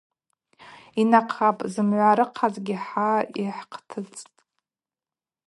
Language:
Abaza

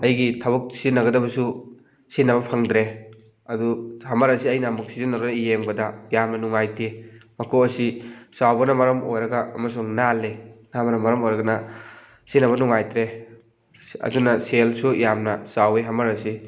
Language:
Manipuri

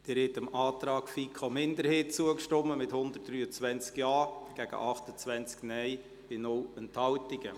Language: Swiss German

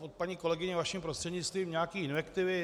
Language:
Czech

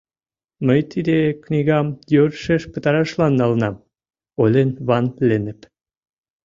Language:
Mari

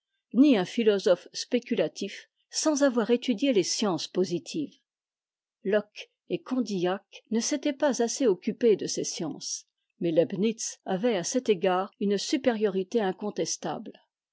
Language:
French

